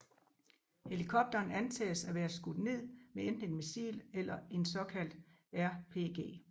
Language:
Danish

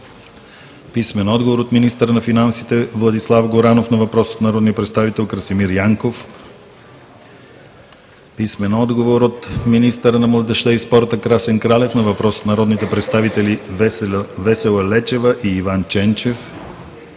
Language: Bulgarian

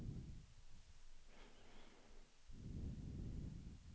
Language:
Swedish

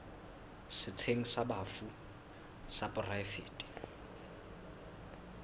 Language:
Southern Sotho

